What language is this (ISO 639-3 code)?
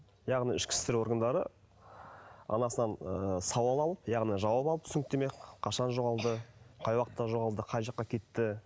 kaz